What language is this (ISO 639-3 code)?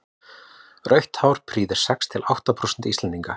isl